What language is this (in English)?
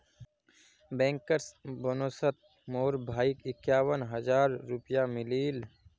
Magahi